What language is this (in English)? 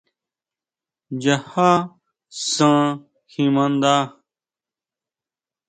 Huautla Mazatec